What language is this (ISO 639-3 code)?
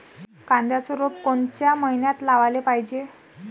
mar